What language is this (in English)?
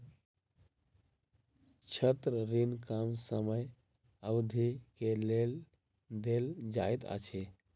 Maithili